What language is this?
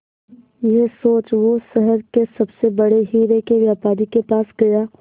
Hindi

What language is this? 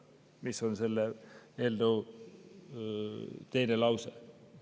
Estonian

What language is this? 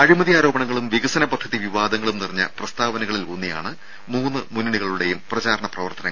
Malayalam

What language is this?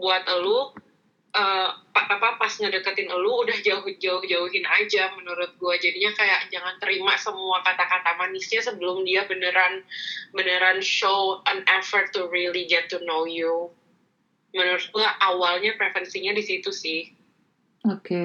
Indonesian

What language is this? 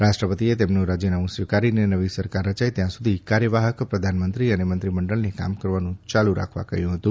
Gujarati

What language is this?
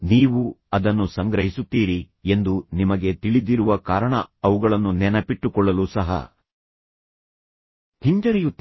Kannada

